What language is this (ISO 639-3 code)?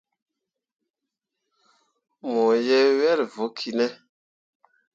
mua